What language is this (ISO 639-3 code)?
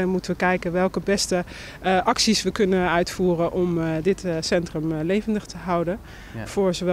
nld